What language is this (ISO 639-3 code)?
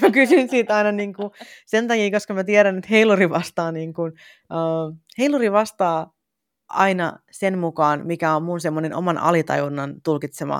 fin